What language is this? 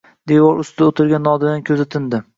Uzbek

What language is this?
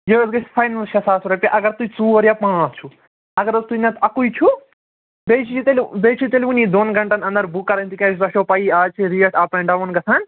Kashmiri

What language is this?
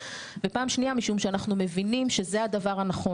Hebrew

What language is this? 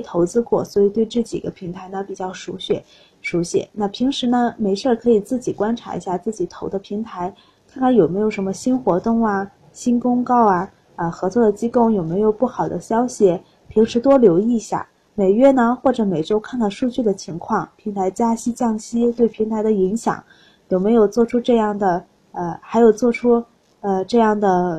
Chinese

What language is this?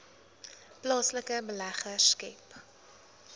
Afrikaans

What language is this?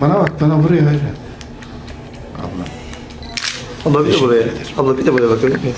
Turkish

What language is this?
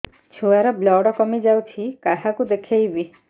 Odia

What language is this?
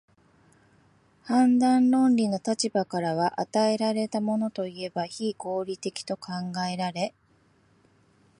Japanese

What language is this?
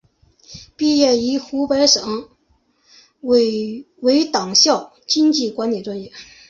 Chinese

